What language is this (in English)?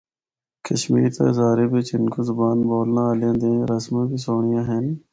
Northern Hindko